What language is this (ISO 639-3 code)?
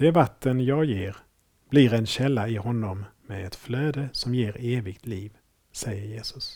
swe